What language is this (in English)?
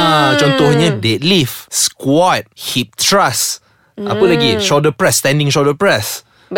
Malay